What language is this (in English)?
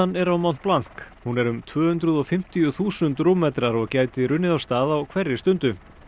Icelandic